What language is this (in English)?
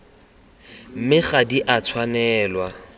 Tswana